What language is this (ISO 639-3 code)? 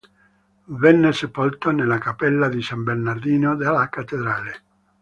ita